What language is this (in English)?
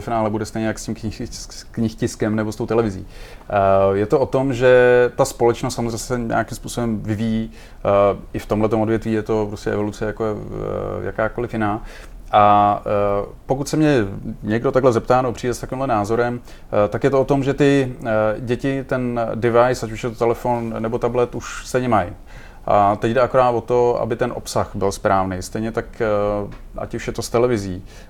Czech